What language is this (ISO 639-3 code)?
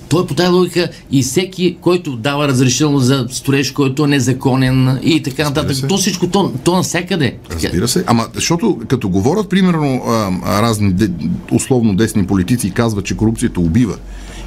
bul